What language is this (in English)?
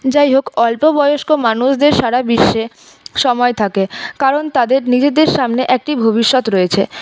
Bangla